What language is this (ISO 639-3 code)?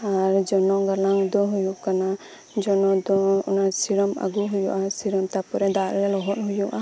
sat